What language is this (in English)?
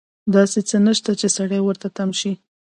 Pashto